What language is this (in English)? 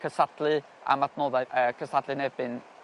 Welsh